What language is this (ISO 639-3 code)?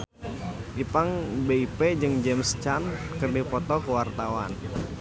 sun